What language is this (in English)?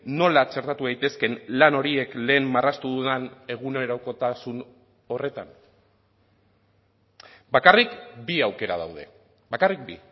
Basque